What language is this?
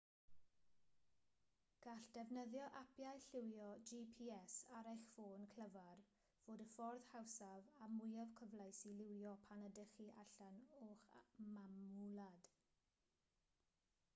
Welsh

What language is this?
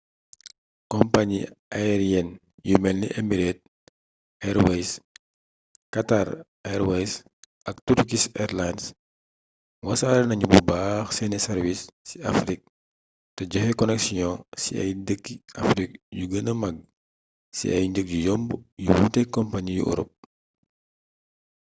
Wolof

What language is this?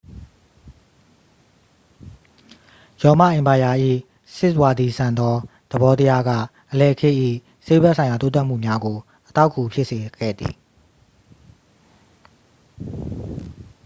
Burmese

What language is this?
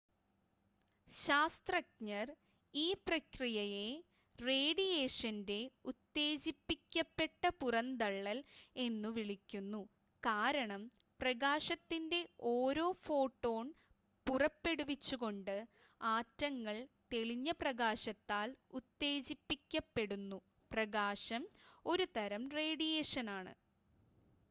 Malayalam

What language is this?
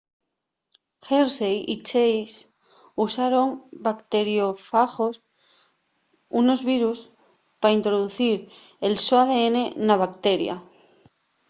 Asturian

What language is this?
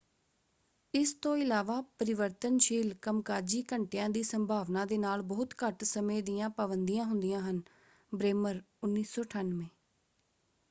Punjabi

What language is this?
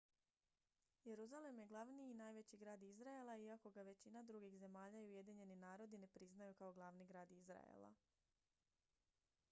Croatian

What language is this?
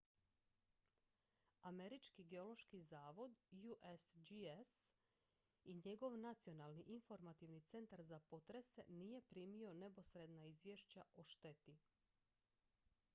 Croatian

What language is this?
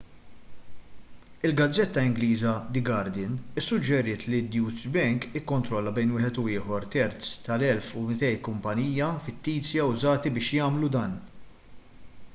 Maltese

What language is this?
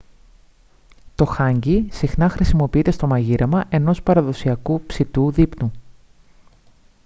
Greek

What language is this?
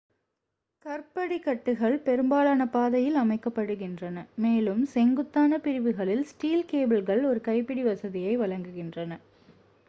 Tamil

